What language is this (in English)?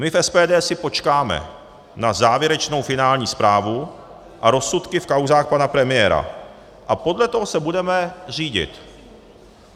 Czech